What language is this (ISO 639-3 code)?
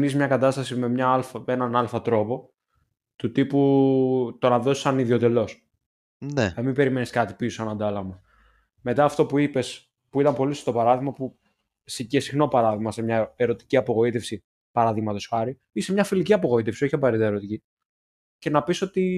ell